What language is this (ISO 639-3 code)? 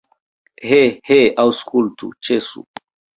epo